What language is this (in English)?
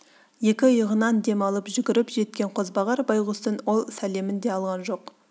Kazakh